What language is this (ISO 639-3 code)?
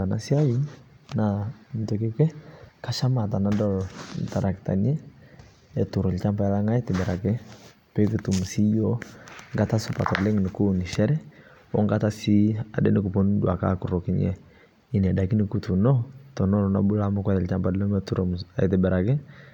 mas